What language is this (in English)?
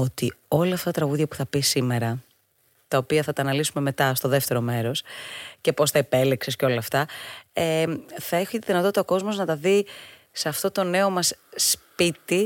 Greek